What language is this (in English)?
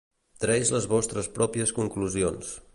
Catalan